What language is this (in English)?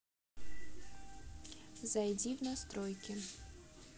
Russian